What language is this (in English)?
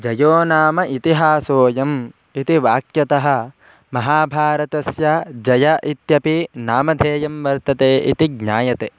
Sanskrit